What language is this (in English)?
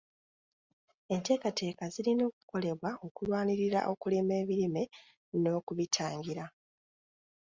Ganda